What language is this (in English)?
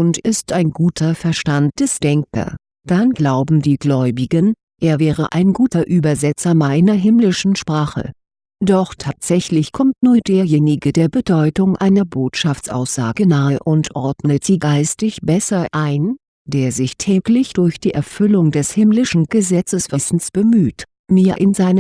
German